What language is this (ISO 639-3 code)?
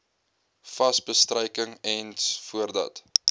afr